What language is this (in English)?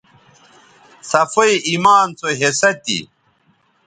Bateri